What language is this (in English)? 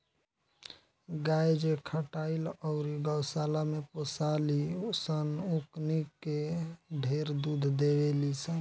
Bhojpuri